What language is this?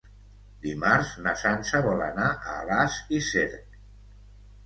Catalan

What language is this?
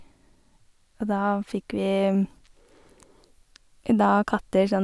Norwegian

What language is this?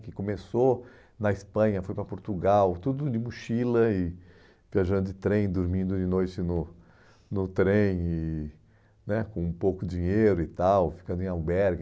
Portuguese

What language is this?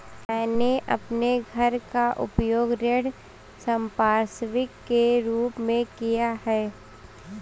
Hindi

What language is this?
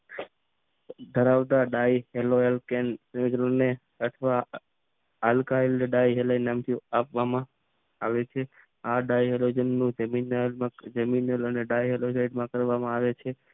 Gujarati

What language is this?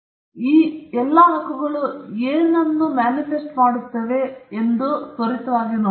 Kannada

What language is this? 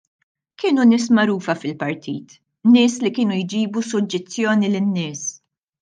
Maltese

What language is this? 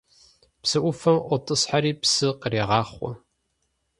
Kabardian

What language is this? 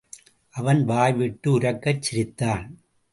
Tamil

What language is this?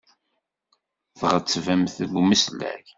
Kabyle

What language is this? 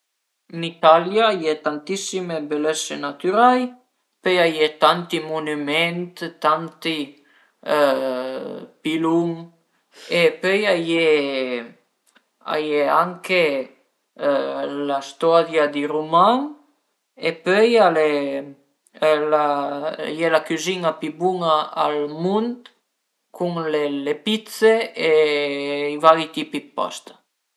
Piedmontese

